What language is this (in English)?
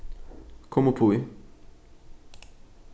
Faroese